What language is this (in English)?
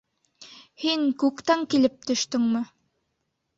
Bashkir